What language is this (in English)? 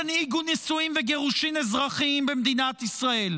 Hebrew